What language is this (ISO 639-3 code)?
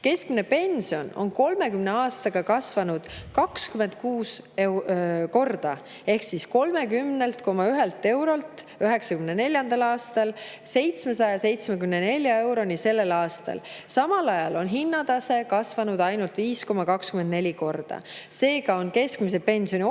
est